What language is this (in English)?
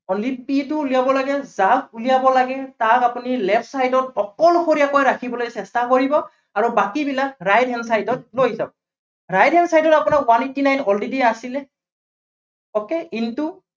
Assamese